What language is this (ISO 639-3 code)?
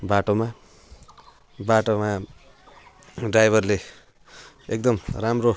nep